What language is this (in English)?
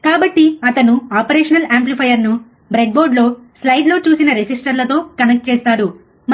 Telugu